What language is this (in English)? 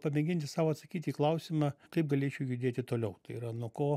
Lithuanian